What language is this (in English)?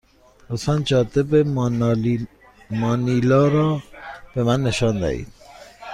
Persian